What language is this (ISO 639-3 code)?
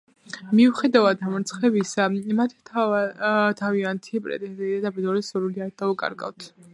kat